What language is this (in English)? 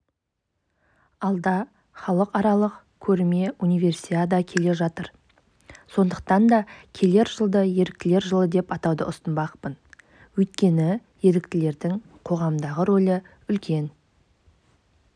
Kazakh